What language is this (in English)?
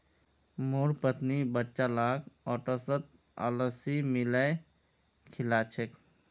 Magahi